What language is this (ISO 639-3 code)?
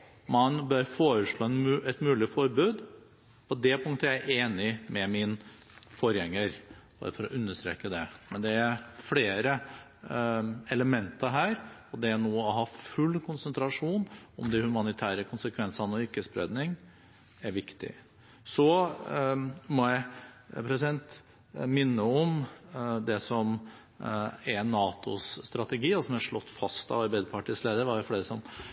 nob